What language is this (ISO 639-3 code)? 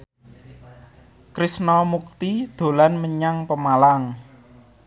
jav